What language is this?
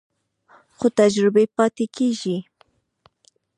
Pashto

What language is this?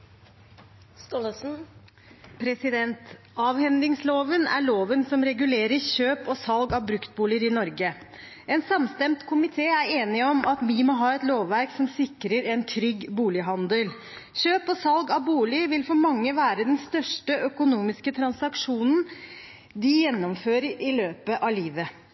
Norwegian Bokmål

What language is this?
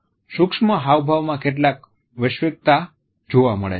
Gujarati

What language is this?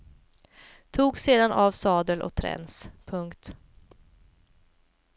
Swedish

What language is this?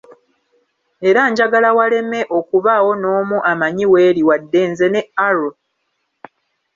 Ganda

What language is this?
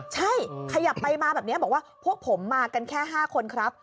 Thai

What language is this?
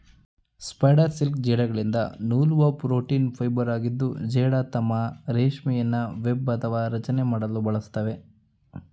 Kannada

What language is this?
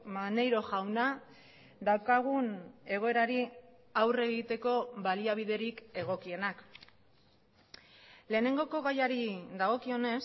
Basque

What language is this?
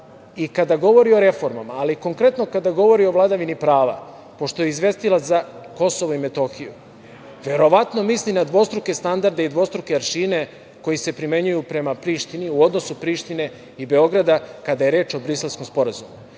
Serbian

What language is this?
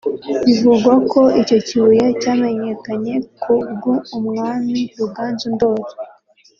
Kinyarwanda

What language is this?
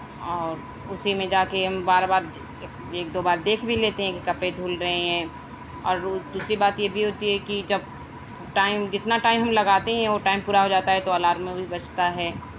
Urdu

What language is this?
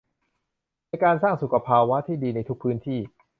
Thai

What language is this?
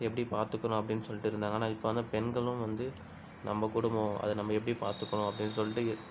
Tamil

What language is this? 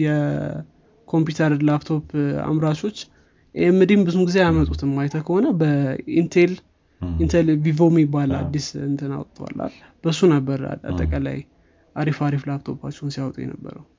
Amharic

